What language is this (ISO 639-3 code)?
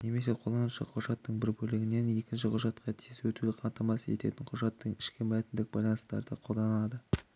kaz